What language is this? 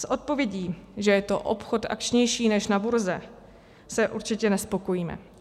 Czech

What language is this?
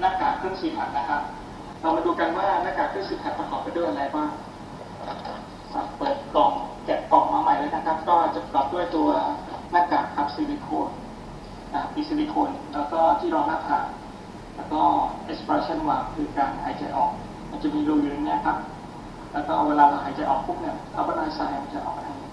Thai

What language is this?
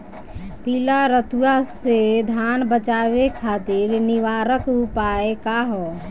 Bhojpuri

